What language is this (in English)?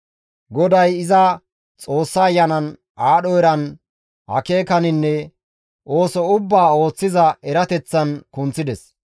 Gamo